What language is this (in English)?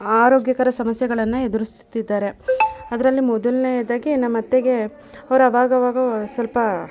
Kannada